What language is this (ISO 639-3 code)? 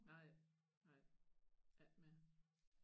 dan